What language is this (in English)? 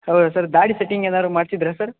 Kannada